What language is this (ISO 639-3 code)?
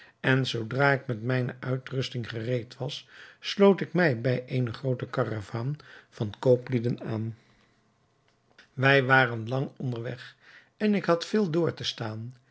nld